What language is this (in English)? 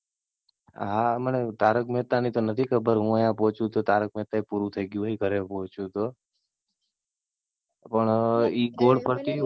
Gujarati